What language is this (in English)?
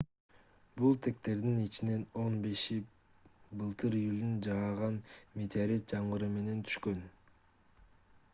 Kyrgyz